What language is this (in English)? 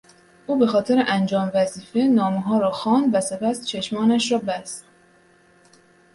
Persian